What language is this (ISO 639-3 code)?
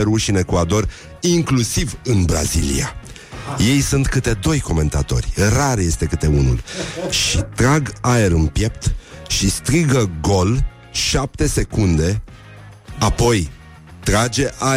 ron